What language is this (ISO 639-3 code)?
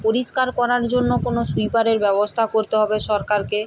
ben